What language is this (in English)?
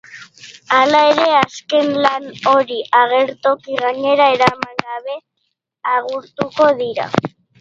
Basque